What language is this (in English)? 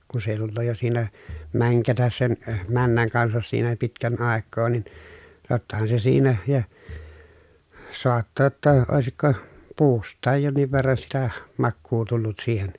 Finnish